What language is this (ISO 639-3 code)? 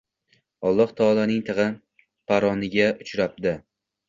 uzb